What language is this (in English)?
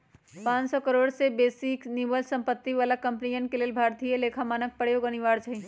Magahi